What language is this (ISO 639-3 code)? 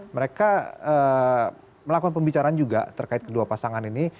ind